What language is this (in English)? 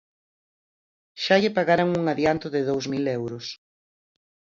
Galician